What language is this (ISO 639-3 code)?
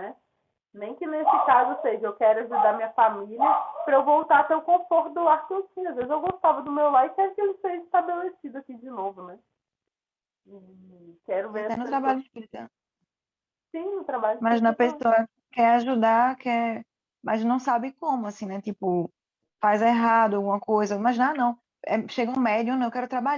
por